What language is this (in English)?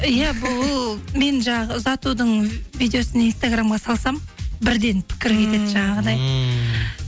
Kazakh